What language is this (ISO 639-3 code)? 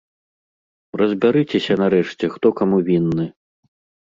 bel